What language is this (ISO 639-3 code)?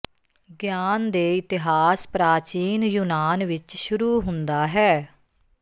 pan